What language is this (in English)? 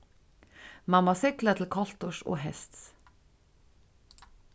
Faroese